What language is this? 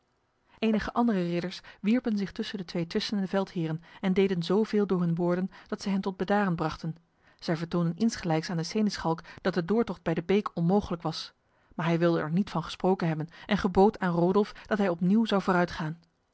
Dutch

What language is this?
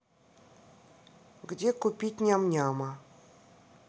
Russian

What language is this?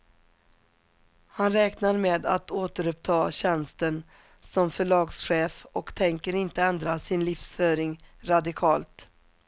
Swedish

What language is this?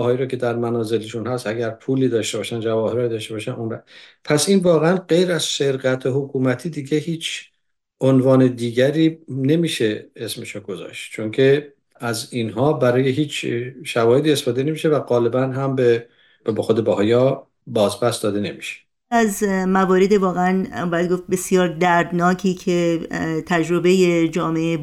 Persian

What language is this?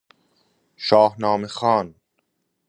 Persian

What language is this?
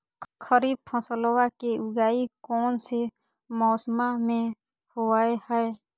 Magahi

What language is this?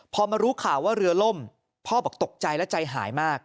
Thai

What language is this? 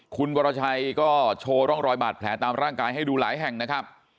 Thai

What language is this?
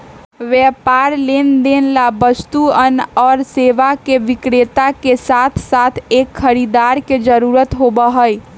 Magahi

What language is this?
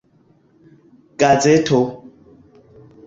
Esperanto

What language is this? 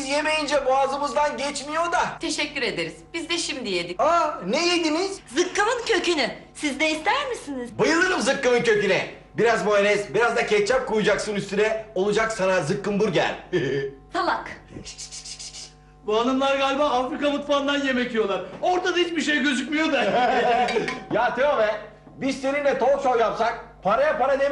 Turkish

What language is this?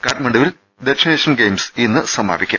Malayalam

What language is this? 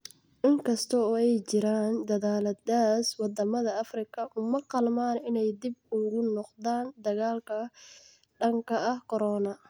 Somali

